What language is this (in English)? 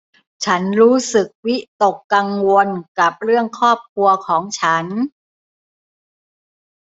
Thai